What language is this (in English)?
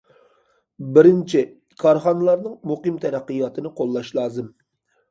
Uyghur